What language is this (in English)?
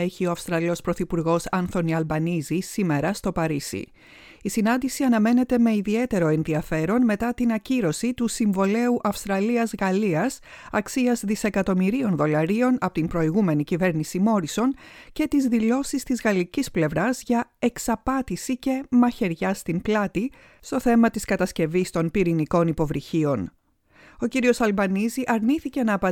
Greek